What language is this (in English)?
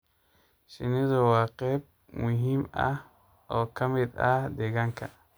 Somali